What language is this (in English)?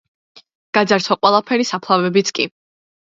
Georgian